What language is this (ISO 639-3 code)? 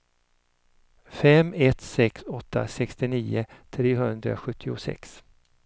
swe